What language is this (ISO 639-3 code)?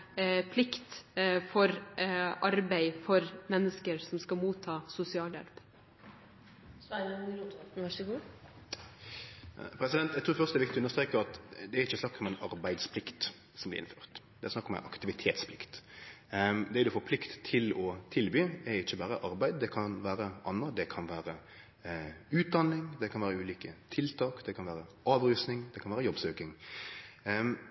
nno